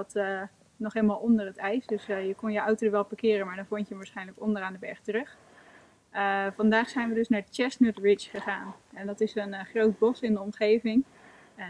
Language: Dutch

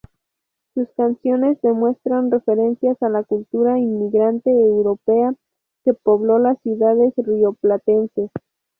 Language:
Spanish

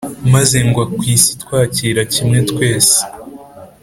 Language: Kinyarwanda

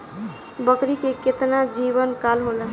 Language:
Bhojpuri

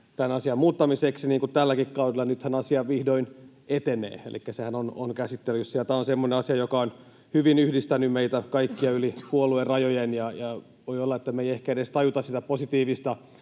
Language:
Finnish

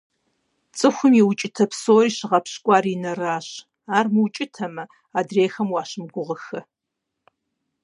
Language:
Kabardian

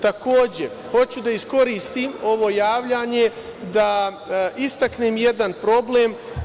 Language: Serbian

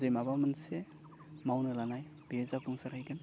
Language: Bodo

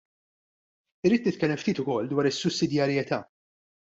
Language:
Maltese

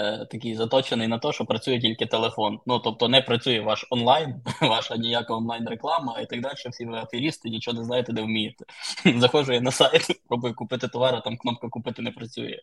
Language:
Ukrainian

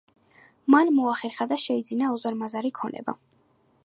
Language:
Georgian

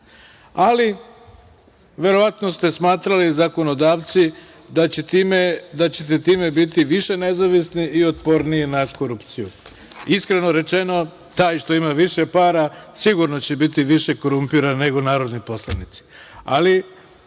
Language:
Serbian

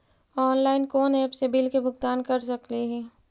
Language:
Magahi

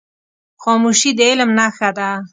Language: Pashto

